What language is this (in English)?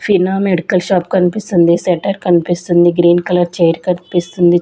Telugu